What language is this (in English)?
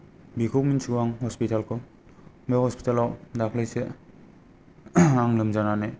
Bodo